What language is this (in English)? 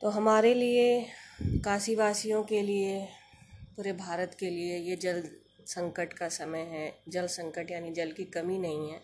Hindi